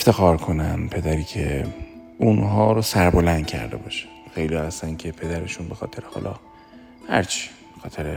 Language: Persian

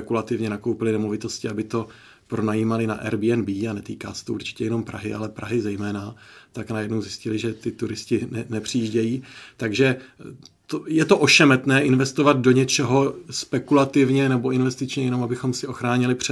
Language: Czech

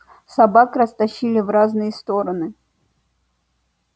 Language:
Russian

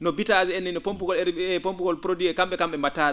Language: Fula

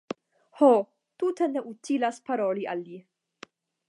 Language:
Esperanto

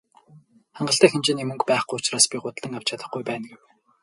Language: Mongolian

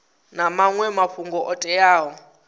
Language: Venda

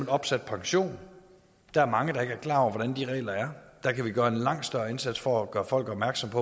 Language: Danish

